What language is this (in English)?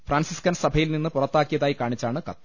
Malayalam